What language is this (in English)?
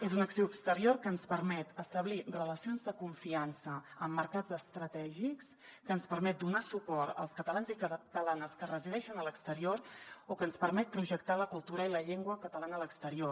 Catalan